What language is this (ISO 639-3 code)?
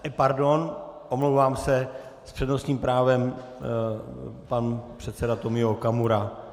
ces